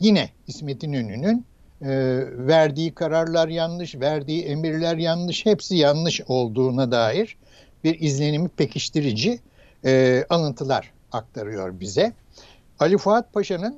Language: Turkish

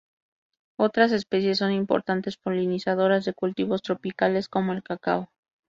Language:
Spanish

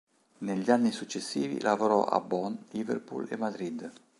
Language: Italian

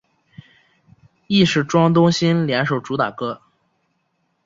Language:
Chinese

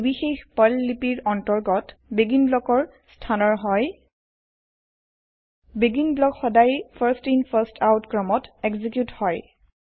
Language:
Assamese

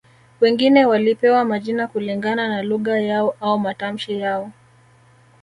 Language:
Swahili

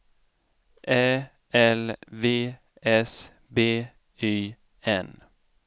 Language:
Swedish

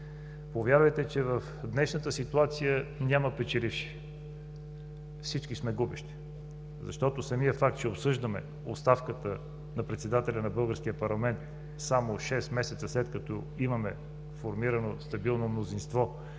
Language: Bulgarian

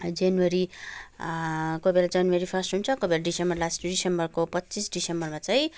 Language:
Nepali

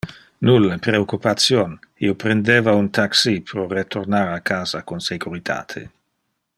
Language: Interlingua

